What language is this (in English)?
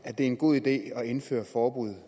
Danish